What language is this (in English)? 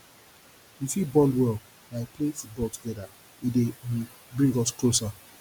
Nigerian Pidgin